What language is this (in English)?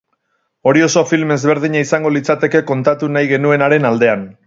Basque